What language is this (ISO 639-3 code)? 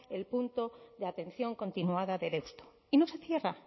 spa